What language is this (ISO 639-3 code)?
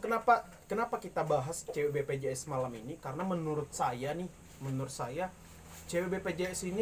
ind